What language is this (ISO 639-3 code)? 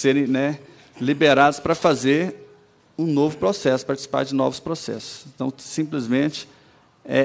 por